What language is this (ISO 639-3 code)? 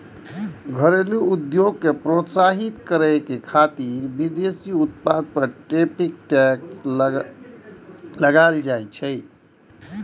mai